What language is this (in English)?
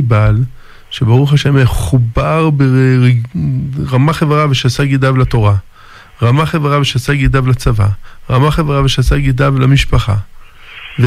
Hebrew